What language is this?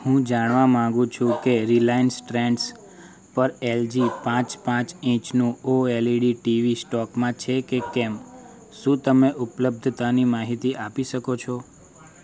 Gujarati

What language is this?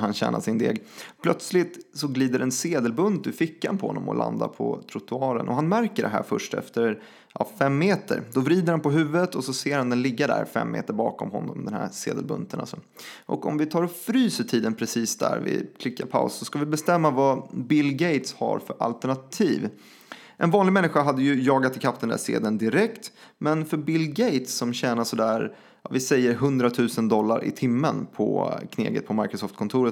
Swedish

